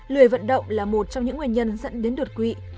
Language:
Vietnamese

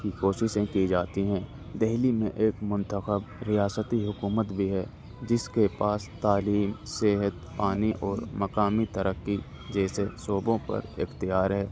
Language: Urdu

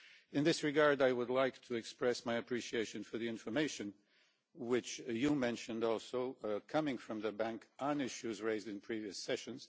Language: English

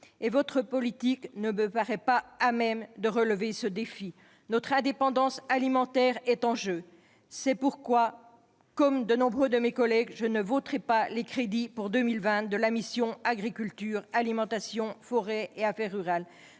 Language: French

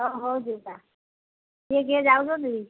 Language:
Odia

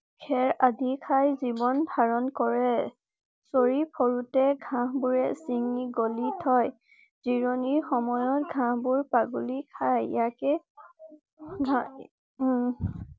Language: Assamese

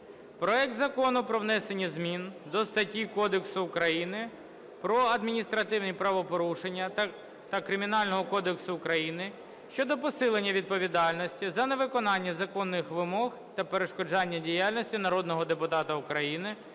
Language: Ukrainian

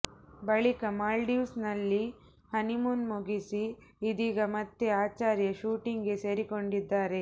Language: Kannada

